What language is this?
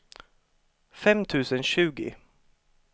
Swedish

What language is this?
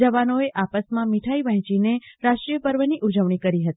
Gujarati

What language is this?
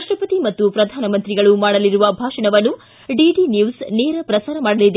Kannada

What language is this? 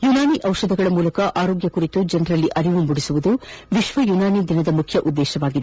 Kannada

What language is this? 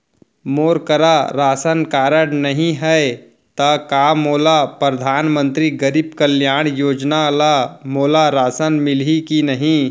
Chhattisgarhi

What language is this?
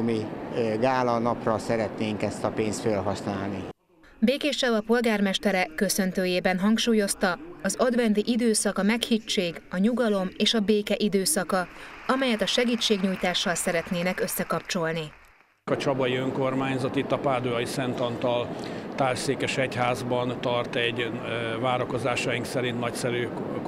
Hungarian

